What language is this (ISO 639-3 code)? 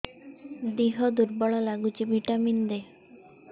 ori